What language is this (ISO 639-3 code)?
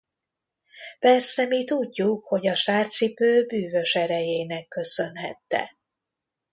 hun